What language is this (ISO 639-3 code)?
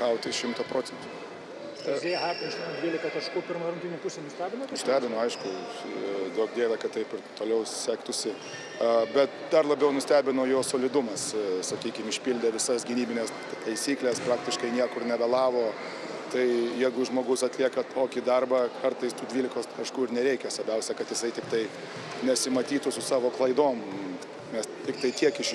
lit